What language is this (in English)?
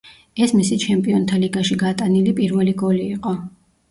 Georgian